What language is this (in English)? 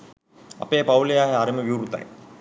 Sinhala